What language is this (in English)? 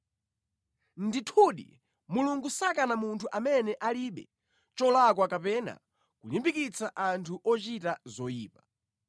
Nyanja